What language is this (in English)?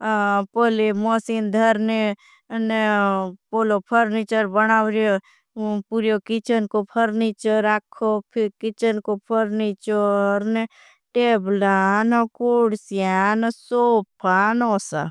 Bhili